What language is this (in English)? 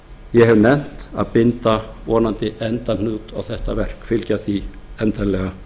Icelandic